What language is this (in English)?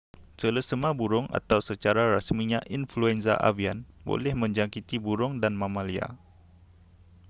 Malay